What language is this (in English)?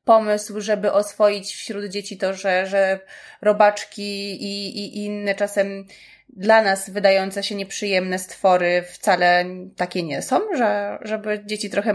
Polish